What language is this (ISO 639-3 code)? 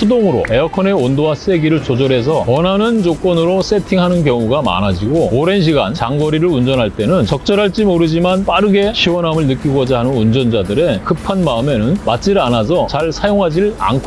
kor